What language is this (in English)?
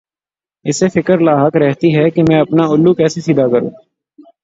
Urdu